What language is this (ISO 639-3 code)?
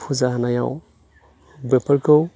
brx